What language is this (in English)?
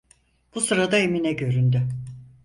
Turkish